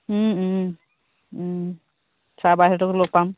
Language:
Assamese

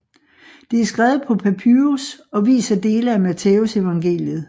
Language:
Danish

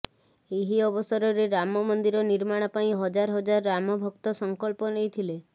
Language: Odia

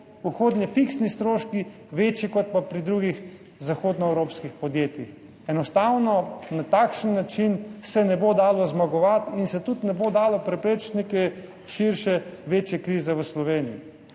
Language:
Slovenian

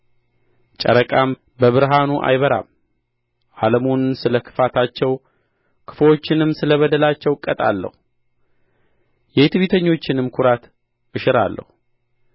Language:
Amharic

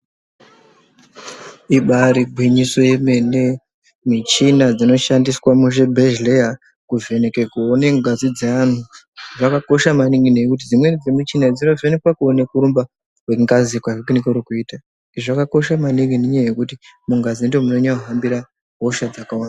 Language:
Ndau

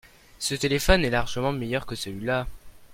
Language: French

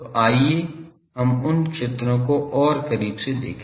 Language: Hindi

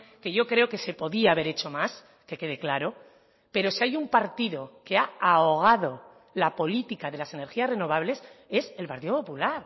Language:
Spanish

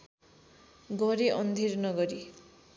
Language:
Nepali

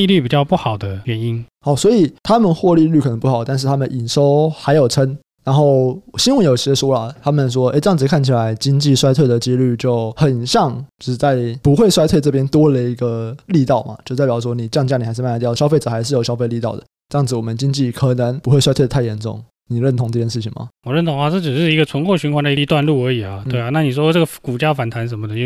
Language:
Chinese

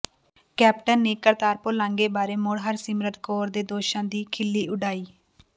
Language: Punjabi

